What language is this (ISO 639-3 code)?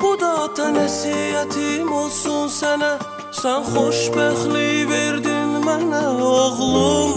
tur